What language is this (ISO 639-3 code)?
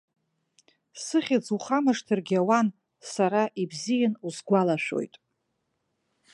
abk